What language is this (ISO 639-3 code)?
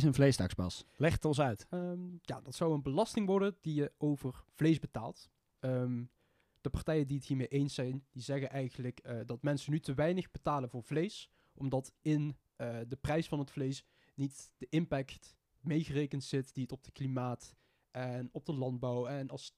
nld